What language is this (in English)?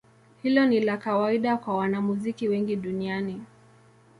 Swahili